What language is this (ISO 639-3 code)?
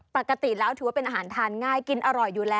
tha